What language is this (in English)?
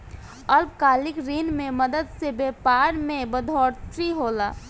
Bhojpuri